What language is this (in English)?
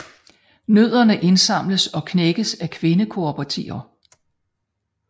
Danish